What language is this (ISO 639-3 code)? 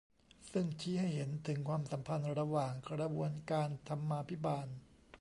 tha